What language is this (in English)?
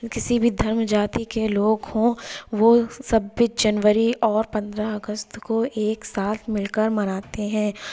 Urdu